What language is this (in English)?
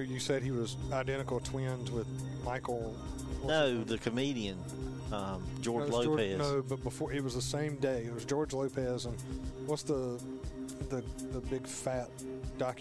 English